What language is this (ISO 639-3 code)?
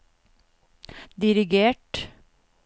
nor